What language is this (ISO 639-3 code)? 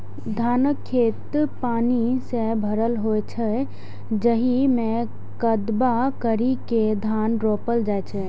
mai